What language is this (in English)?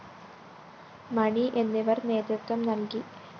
Malayalam